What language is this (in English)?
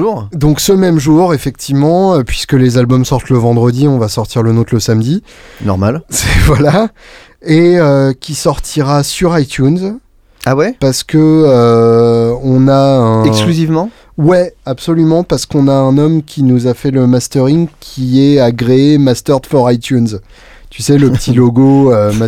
French